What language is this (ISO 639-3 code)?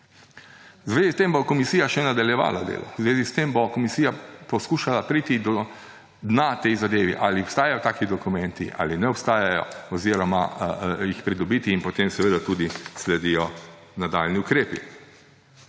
slv